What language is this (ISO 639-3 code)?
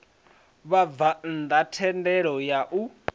ven